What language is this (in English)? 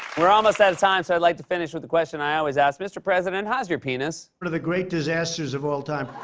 English